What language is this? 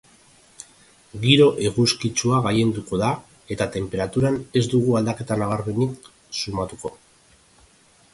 Basque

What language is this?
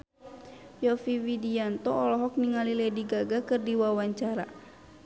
Sundanese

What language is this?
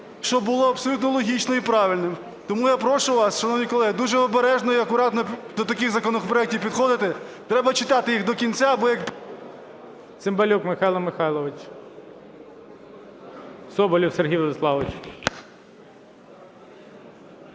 Ukrainian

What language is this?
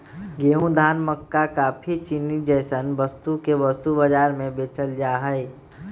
Magahi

